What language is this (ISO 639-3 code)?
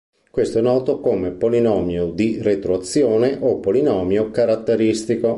ita